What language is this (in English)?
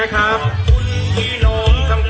Thai